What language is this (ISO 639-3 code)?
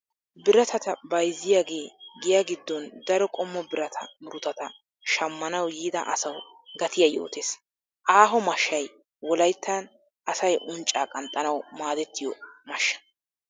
wal